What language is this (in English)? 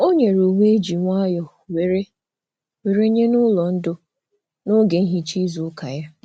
Igbo